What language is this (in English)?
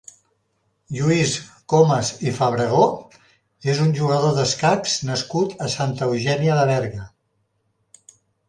Catalan